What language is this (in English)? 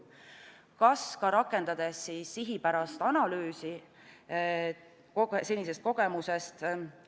Estonian